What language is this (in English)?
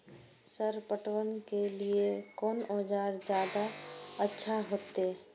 Maithili